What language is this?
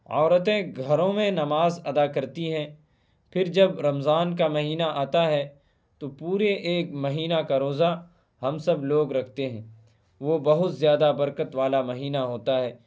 Urdu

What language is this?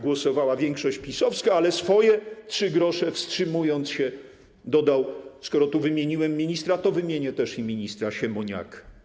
Polish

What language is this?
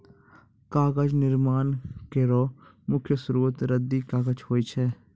Maithili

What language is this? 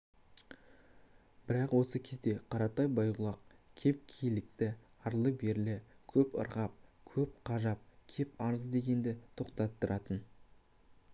Kazakh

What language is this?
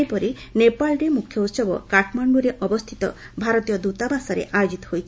Odia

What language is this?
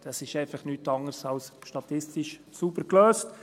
Swiss German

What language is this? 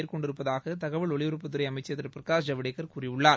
Tamil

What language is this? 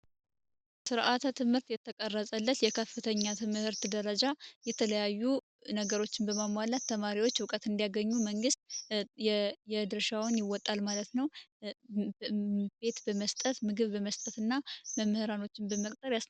Amharic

